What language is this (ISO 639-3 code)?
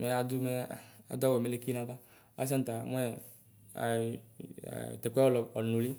kpo